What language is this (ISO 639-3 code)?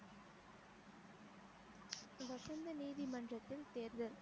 tam